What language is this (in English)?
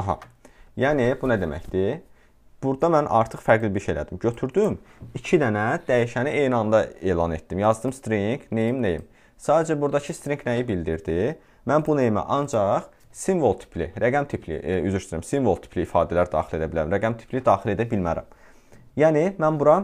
Turkish